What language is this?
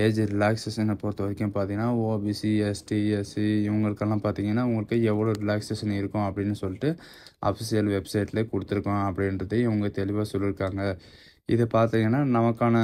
Tamil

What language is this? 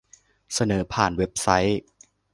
Thai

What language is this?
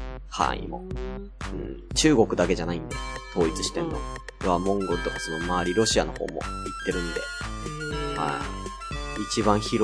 Japanese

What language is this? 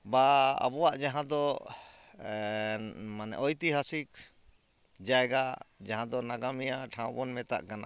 Santali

